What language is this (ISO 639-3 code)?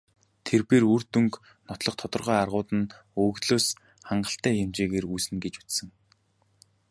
mon